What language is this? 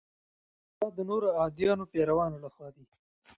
Pashto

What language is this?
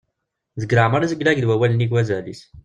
Kabyle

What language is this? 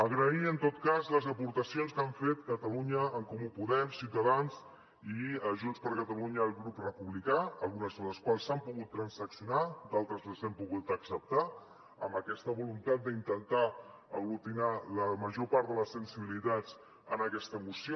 Catalan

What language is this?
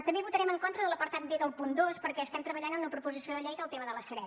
Catalan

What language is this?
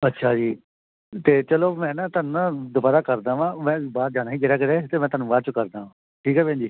Punjabi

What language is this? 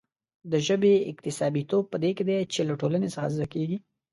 Pashto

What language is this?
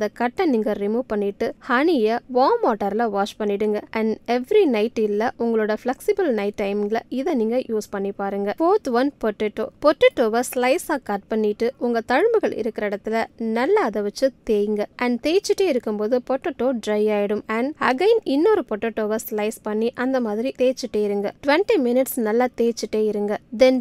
Tamil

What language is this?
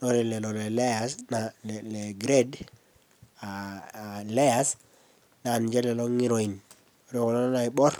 Masai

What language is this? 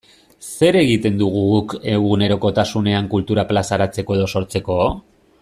Basque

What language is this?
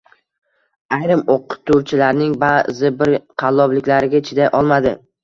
Uzbek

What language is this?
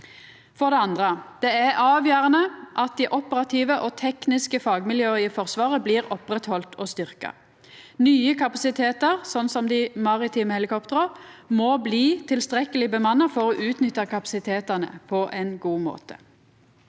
Norwegian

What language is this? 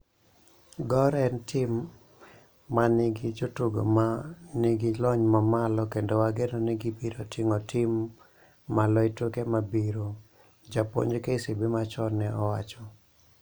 Luo (Kenya and Tanzania)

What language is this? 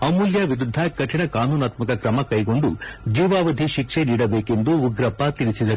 Kannada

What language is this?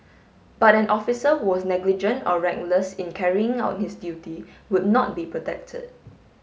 English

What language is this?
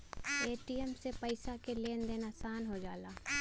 Bhojpuri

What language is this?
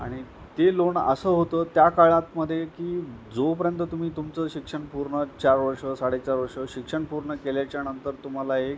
Marathi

